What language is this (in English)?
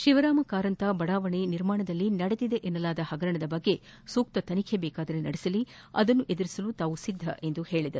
Kannada